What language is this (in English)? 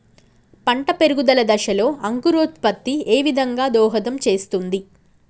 Telugu